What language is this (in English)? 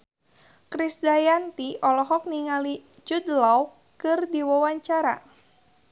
Sundanese